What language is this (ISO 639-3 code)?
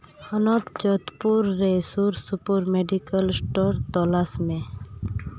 sat